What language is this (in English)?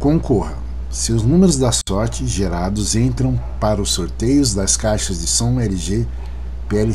Portuguese